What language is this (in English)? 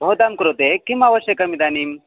Sanskrit